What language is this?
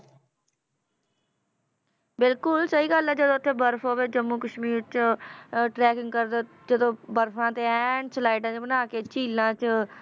Punjabi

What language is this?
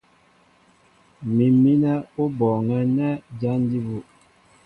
Mbo (Cameroon)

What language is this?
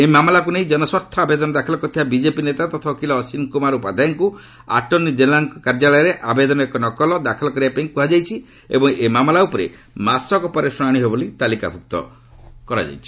Odia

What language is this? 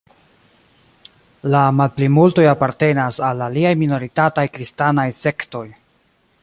Esperanto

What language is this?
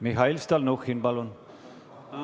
Estonian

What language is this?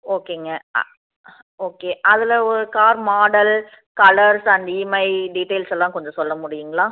Tamil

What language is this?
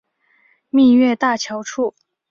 Chinese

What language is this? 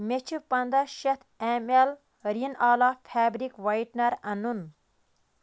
Kashmiri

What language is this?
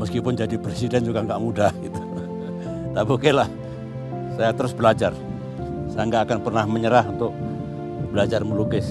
Indonesian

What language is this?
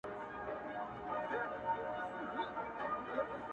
Pashto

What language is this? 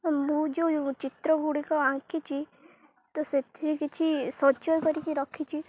Odia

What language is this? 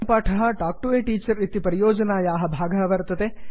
Sanskrit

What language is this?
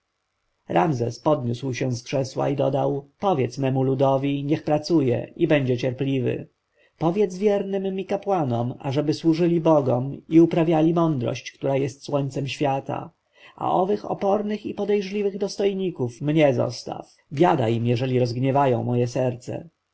Polish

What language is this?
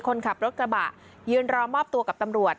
Thai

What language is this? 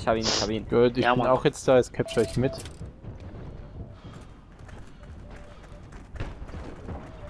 German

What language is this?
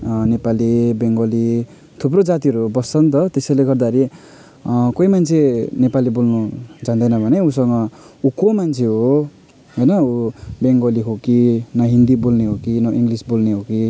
Nepali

